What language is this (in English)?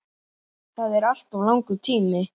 Icelandic